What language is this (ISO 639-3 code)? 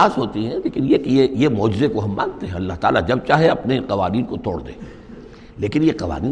urd